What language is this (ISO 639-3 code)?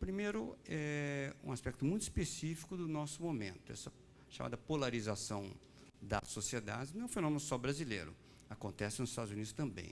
por